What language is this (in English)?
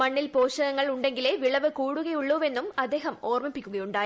Malayalam